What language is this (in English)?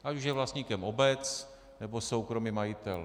Czech